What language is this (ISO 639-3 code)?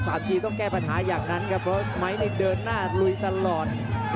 tha